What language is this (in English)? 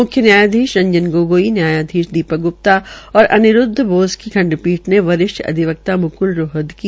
Hindi